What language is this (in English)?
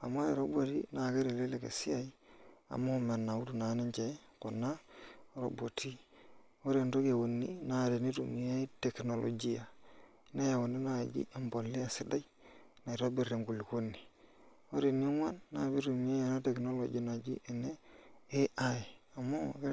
Masai